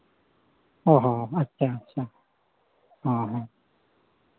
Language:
Santali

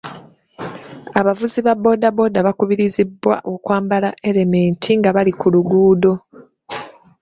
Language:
Ganda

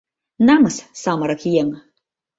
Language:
Mari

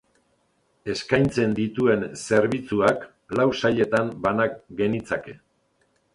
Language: Basque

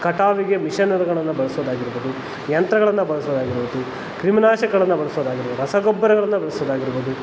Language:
Kannada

